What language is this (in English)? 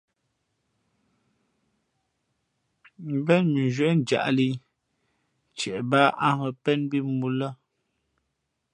Fe'fe'